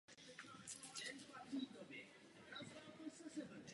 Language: Czech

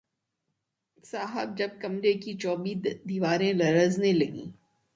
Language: Urdu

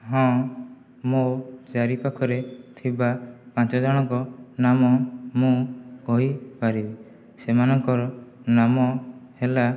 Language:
Odia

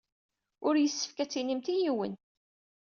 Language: Kabyle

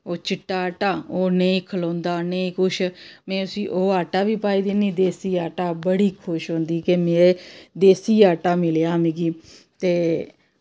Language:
Dogri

